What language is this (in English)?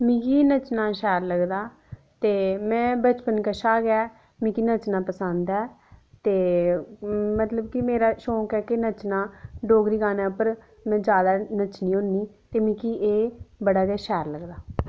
Dogri